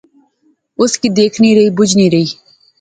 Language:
Pahari-Potwari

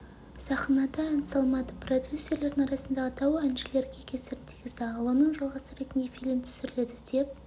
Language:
Kazakh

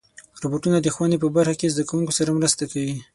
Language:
Pashto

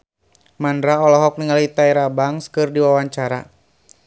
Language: Sundanese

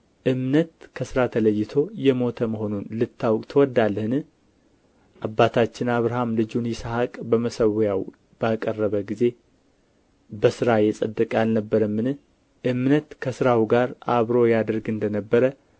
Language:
Amharic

